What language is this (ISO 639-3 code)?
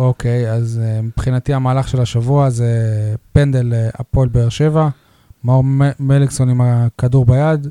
heb